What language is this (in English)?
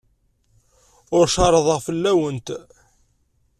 Kabyle